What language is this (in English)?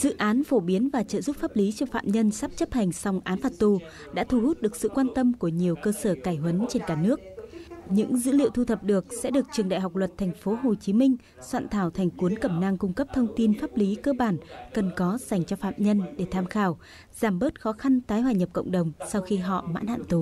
Vietnamese